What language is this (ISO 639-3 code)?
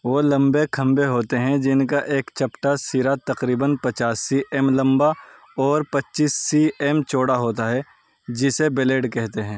urd